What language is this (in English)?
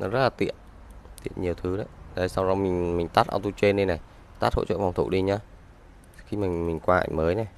Vietnamese